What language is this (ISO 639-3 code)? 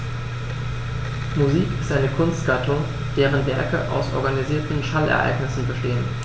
deu